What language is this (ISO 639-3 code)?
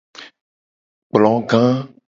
gej